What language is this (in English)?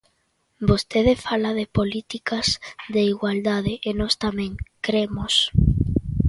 Galician